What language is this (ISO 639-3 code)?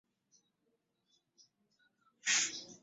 lug